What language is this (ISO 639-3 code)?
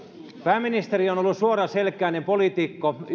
fin